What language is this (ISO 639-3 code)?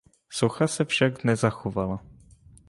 ces